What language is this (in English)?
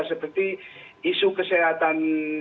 Indonesian